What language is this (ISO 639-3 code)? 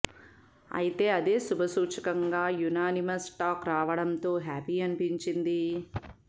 tel